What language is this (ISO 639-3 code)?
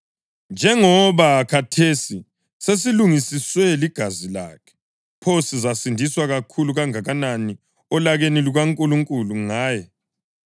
nde